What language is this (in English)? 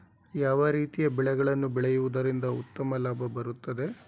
Kannada